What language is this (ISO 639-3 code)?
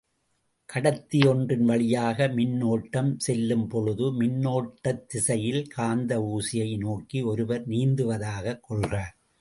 tam